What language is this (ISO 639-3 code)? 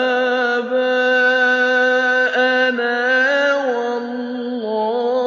ara